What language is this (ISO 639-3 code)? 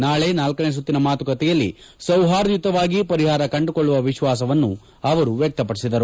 kan